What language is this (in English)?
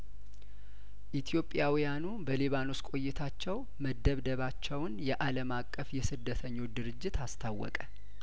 Amharic